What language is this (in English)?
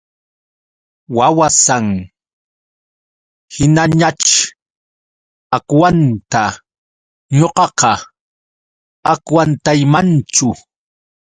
Yauyos Quechua